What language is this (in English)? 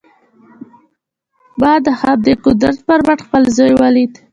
Pashto